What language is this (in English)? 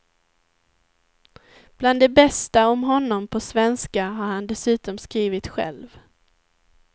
Swedish